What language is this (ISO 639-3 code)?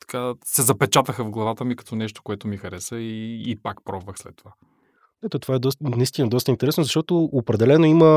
bul